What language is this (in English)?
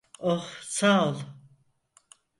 Turkish